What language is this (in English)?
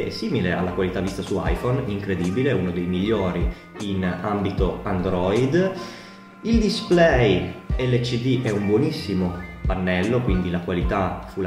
Italian